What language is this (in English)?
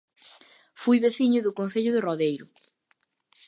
Galician